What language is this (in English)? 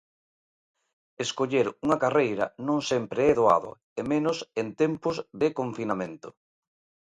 Galician